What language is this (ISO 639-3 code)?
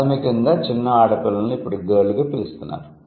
tel